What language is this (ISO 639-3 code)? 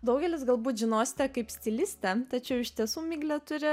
lit